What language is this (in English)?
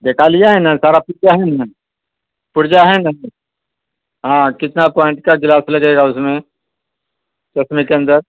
Urdu